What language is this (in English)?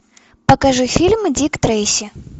Russian